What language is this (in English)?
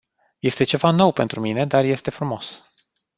Romanian